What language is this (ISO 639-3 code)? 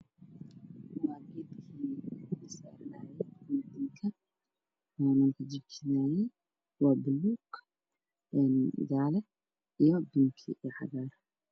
som